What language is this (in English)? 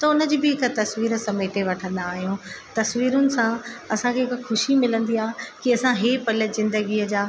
Sindhi